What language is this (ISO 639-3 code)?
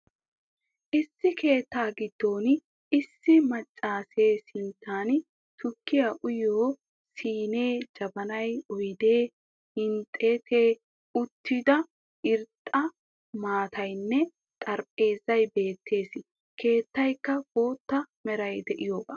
wal